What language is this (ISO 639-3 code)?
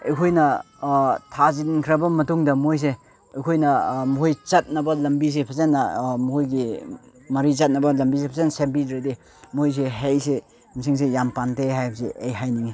mni